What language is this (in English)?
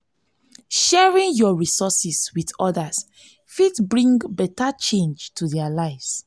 Nigerian Pidgin